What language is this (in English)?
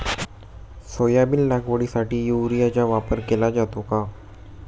Marathi